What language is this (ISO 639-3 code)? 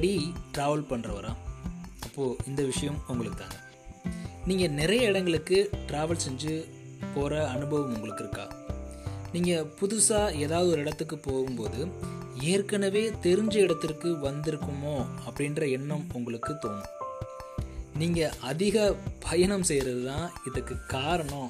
tam